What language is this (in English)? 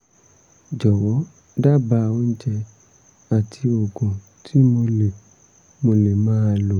Yoruba